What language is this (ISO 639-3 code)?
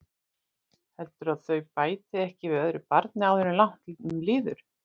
isl